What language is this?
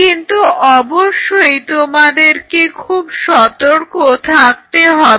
Bangla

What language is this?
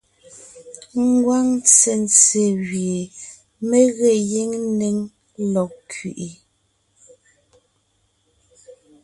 Ngiemboon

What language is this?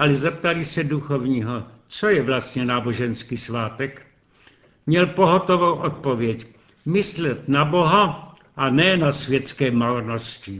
Czech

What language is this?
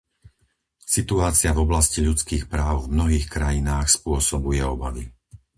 Slovak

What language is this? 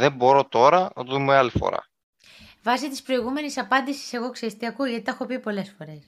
Greek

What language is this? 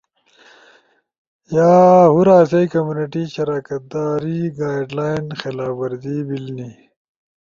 Ushojo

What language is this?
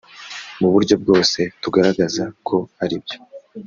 Kinyarwanda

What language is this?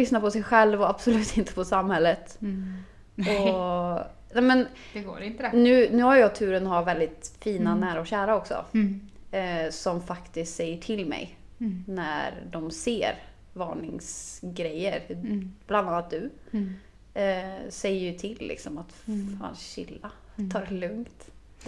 Swedish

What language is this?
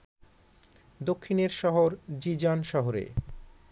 Bangla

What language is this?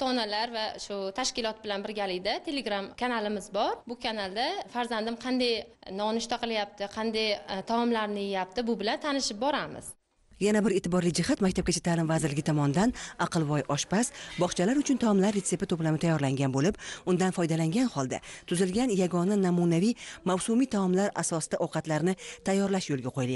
Turkish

